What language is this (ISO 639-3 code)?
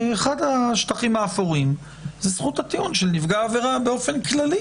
heb